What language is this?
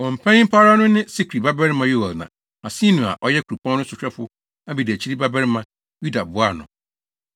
Akan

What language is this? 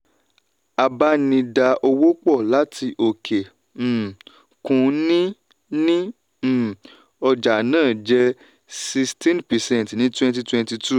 Yoruba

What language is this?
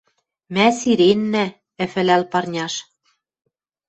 Western Mari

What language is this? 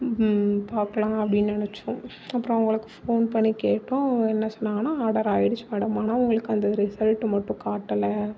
Tamil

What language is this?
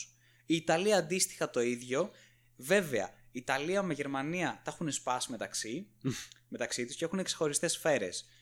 Greek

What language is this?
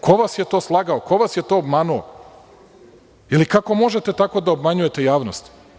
Serbian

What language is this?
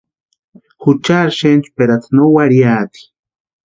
Western Highland Purepecha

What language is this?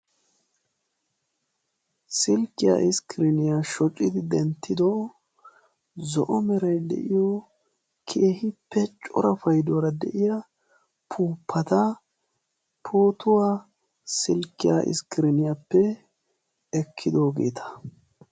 Wolaytta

